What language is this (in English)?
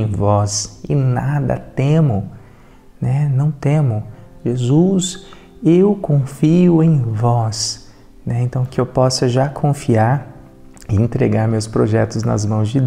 Portuguese